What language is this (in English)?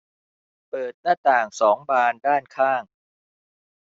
Thai